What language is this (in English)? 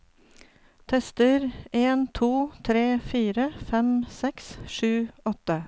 Norwegian